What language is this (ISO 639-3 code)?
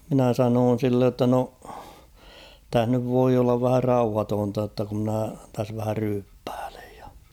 fin